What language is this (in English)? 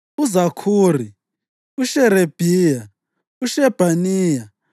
North Ndebele